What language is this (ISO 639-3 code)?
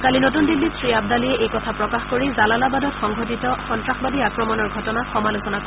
asm